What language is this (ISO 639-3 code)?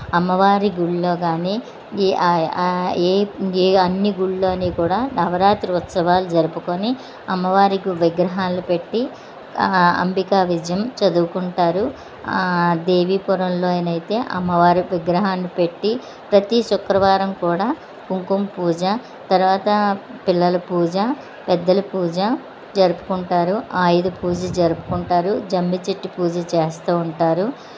tel